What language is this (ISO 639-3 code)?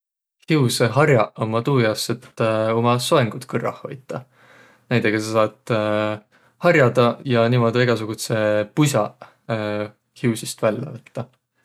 vro